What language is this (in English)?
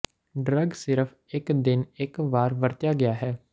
Punjabi